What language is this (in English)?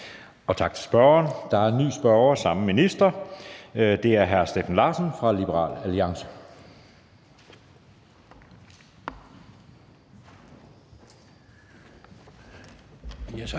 Danish